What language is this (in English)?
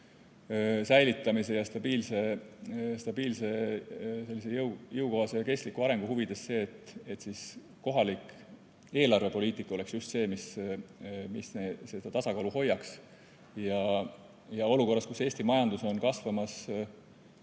Estonian